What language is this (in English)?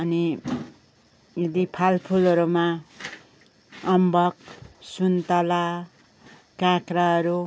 Nepali